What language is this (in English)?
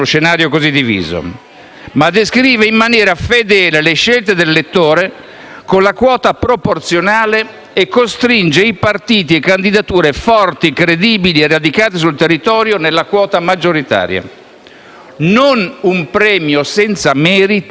Italian